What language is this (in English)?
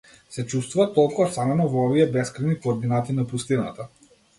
Macedonian